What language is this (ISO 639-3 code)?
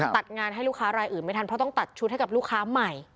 tha